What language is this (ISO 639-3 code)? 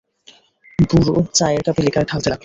ben